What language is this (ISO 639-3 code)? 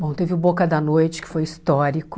por